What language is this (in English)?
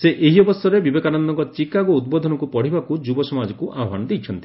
Odia